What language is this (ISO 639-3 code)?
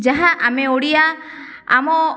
ori